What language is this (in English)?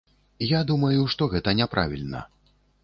Belarusian